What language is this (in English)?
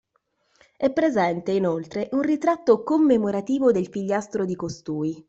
Italian